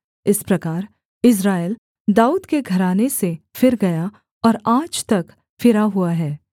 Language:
Hindi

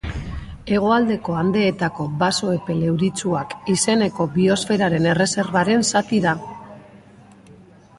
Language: Basque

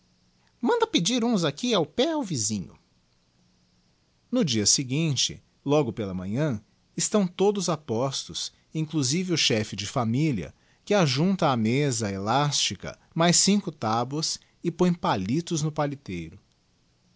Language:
Portuguese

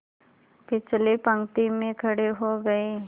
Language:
Hindi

